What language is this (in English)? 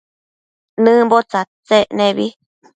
Matsés